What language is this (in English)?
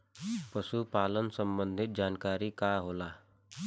Bhojpuri